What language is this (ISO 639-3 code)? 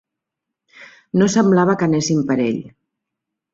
cat